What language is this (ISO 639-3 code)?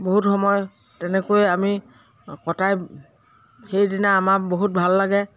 asm